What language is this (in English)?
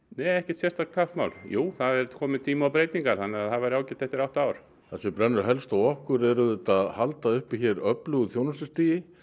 Icelandic